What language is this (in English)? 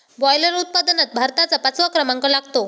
Marathi